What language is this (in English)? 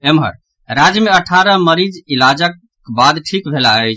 Maithili